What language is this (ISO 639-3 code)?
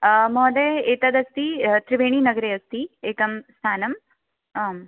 san